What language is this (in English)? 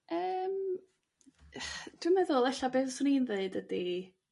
Welsh